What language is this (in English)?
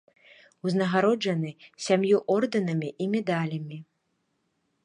Belarusian